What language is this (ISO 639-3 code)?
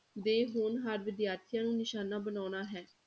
pan